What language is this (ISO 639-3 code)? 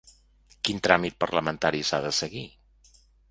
cat